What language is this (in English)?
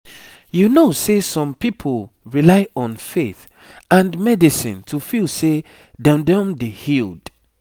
Nigerian Pidgin